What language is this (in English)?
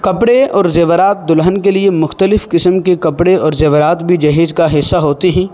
Urdu